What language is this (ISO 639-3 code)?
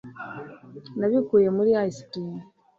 kin